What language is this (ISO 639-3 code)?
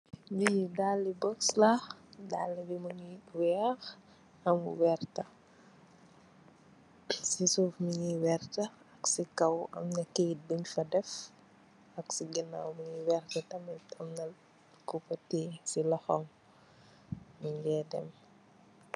wol